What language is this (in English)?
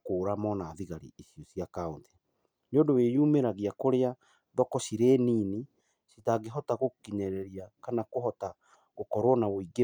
Kikuyu